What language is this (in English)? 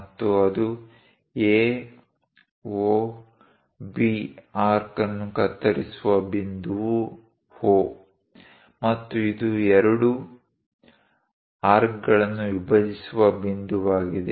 Kannada